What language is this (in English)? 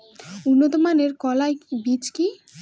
Bangla